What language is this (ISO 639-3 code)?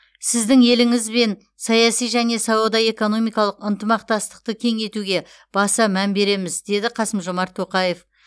kaz